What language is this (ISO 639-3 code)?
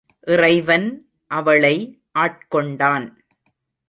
tam